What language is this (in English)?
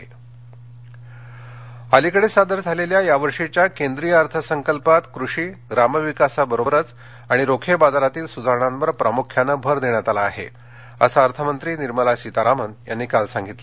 Marathi